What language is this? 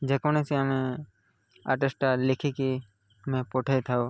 Odia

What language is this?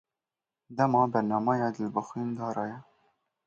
Kurdish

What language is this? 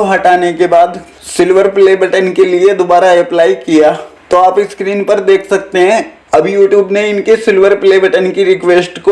Hindi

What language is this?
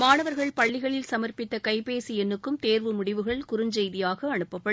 Tamil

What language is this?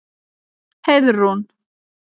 Icelandic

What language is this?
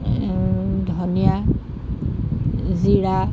Assamese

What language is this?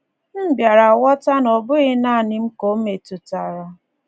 Igbo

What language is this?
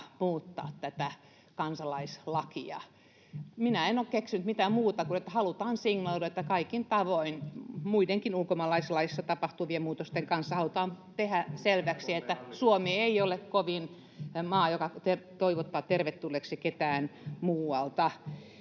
Finnish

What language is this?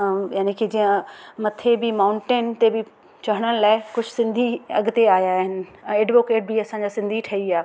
Sindhi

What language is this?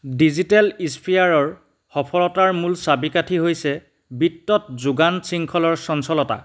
Assamese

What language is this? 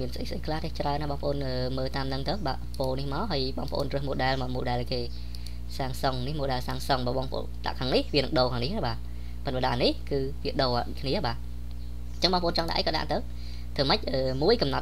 Vietnamese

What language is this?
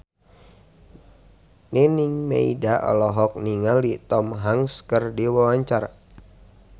Sundanese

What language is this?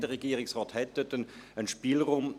Swiss German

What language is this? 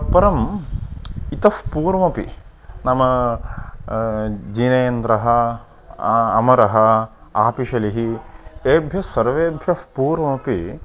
Sanskrit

